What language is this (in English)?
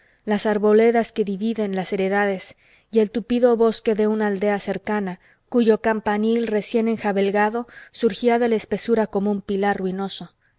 Spanish